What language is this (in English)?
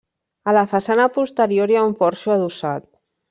Catalan